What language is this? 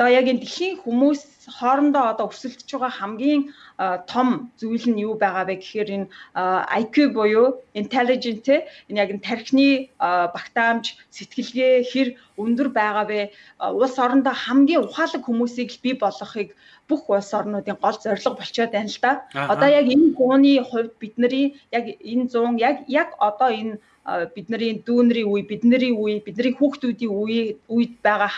French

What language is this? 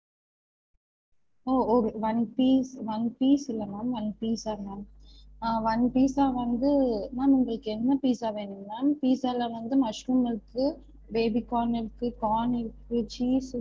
Tamil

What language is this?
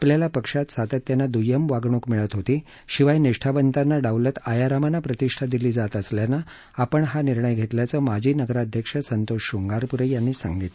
Marathi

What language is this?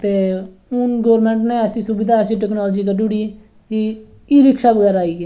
Dogri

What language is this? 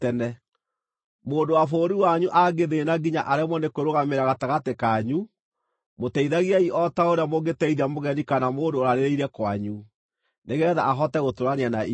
Kikuyu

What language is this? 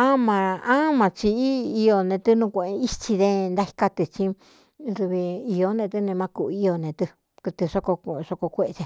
Cuyamecalco Mixtec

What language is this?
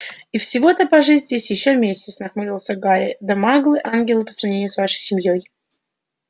Russian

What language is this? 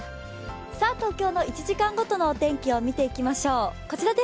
Japanese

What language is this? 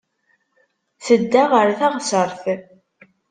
Kabyle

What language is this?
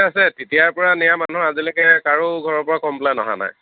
Assamese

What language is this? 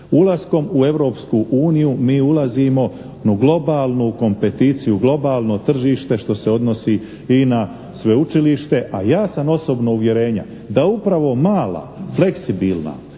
Croatian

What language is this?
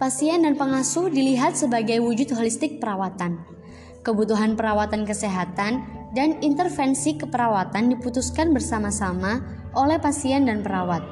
Indonesian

